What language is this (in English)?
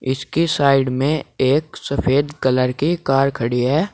Hindi